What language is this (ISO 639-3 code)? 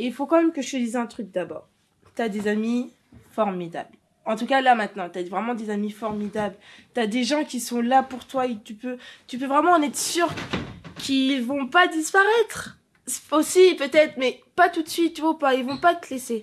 fra